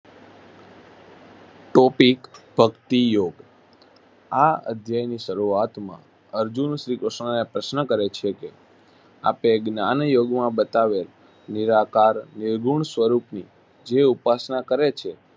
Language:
Gujarati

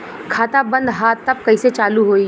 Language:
Bhojpuri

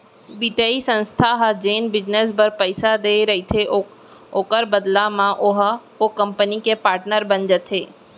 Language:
Chhattisgarhi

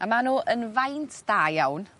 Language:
Welsh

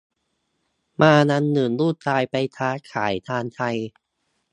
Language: Thai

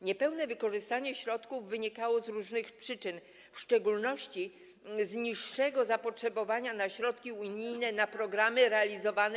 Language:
Polish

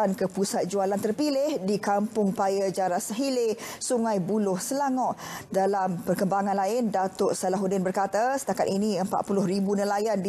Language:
Malay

